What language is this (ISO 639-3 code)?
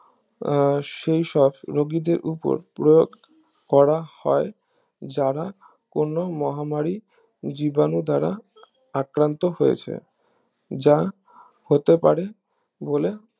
ben